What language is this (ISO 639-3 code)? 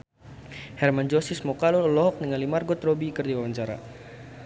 sun